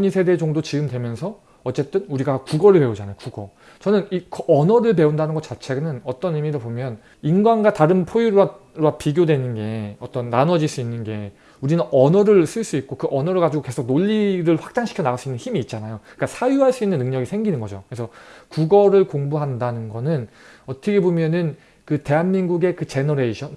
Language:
Korean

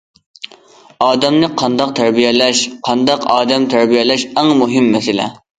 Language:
Uyghur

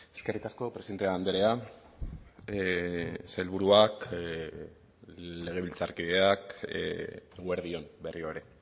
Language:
Basque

